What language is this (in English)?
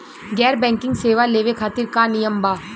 Bhojpuri